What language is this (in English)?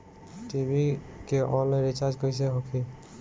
Bhojpuri